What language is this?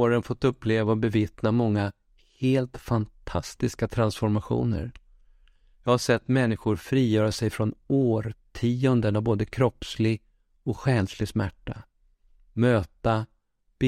Swedish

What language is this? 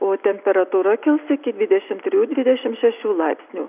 Lithuanian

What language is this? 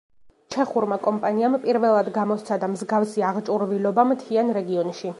Georgian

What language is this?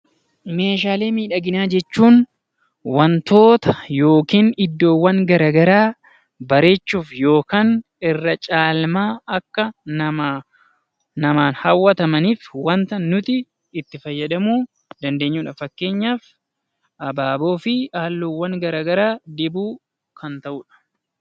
Oromo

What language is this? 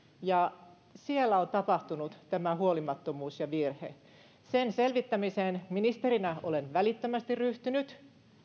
Finnish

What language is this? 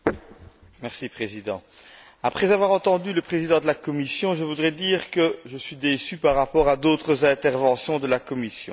French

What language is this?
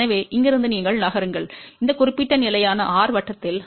Tamil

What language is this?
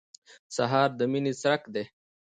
Pashto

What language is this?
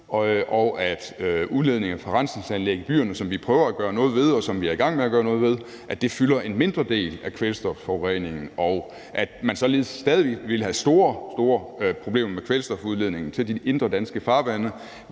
Danish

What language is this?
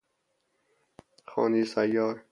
Persian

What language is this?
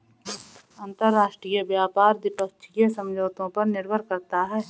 Hindi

